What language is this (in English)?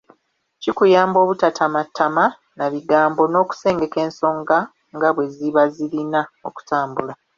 Ganda